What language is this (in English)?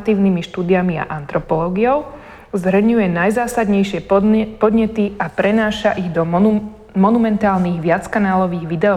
Slovak